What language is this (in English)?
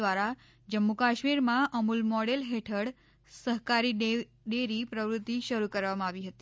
Gujarati